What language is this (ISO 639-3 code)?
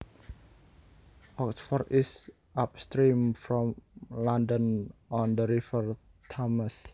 jav